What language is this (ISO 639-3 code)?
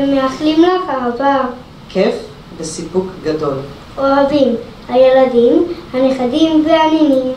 heb